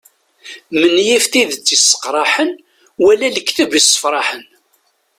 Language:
Kabyle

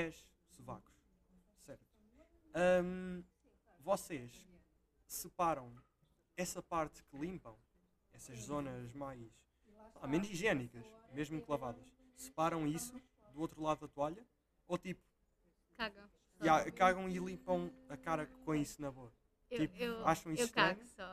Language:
Portuguese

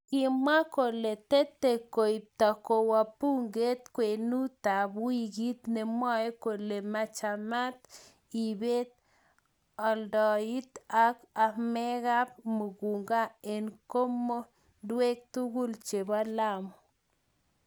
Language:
Kalenjin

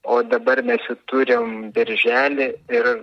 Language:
Lithuanian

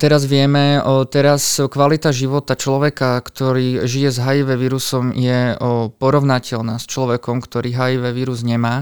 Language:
Slovak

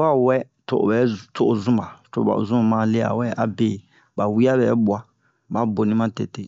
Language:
Bomu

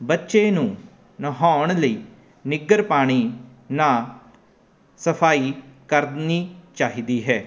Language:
Punjabi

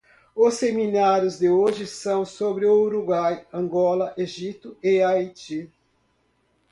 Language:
Portuguese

